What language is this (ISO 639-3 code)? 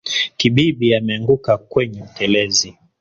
swa